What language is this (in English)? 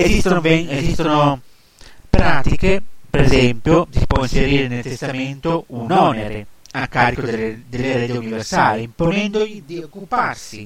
Italian